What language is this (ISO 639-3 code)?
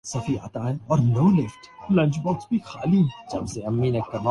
urd